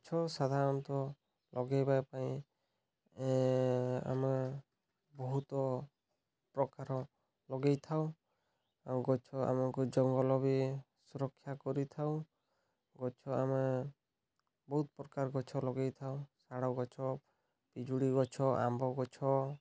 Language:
Odia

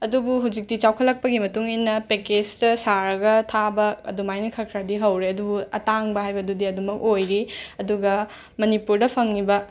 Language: Manipuri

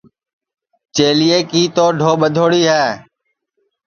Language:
Sansi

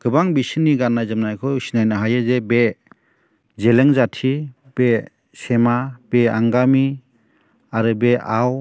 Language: Bodo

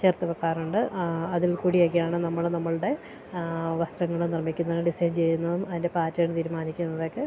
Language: Malayalam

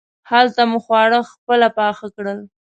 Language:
Pashto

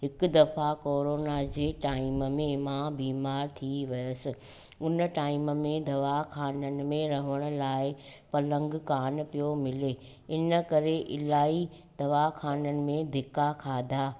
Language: Sindhi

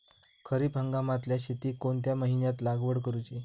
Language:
Marathi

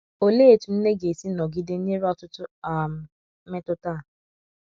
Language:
Igbo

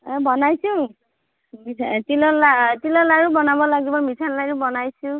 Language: Assamese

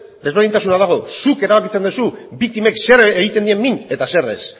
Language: Basque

